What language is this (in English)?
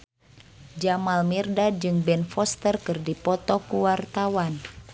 Sundanese